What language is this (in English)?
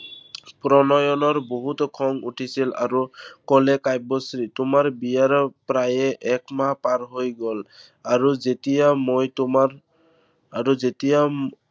Assamese